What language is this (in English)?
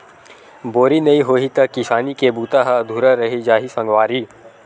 Chhattisgarhi